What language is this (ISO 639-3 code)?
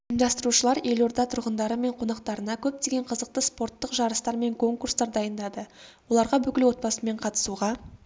kaz